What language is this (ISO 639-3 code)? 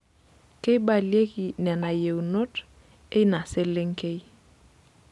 mas